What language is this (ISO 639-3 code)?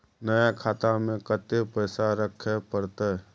mai